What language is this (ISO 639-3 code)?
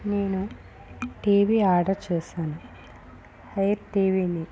tel